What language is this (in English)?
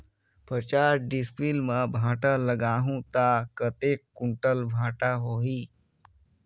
Chhattisgarhi